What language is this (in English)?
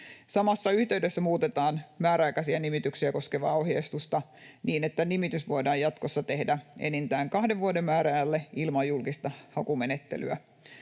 Finnish